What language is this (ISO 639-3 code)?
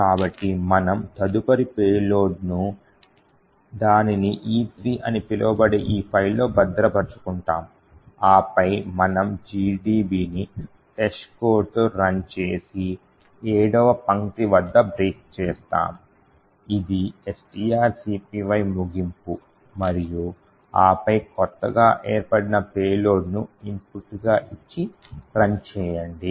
tel